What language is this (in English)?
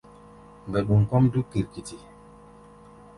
Gbaya